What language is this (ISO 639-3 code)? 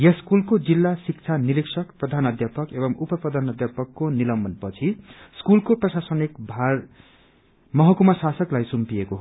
nep